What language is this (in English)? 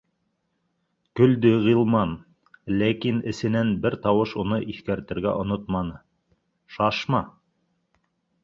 Bashkir